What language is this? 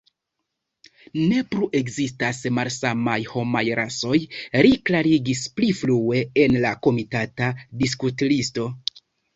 Esperanto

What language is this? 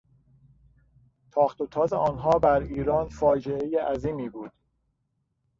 Persian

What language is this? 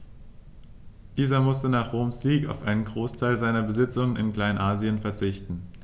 German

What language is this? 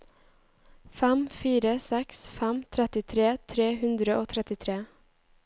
Norwegian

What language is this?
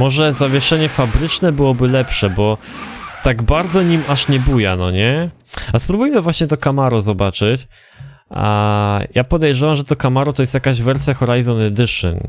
Polish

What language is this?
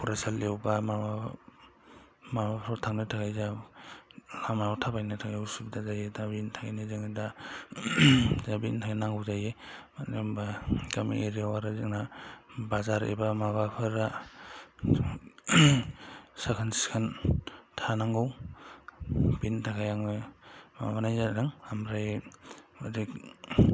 Bodo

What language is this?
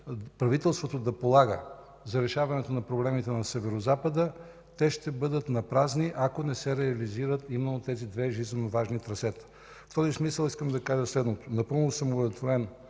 Bulgarian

